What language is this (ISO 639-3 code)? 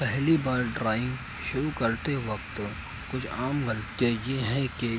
urd